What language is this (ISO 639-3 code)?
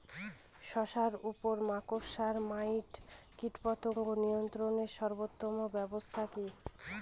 ben